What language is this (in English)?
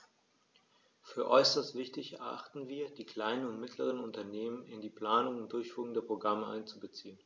German